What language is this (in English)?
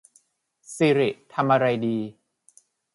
Thai